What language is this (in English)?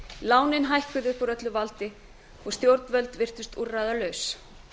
Icelandic